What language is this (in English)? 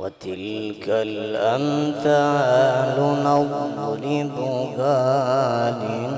Arabic